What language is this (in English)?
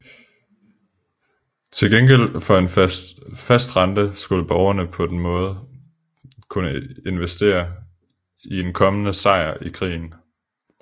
Danish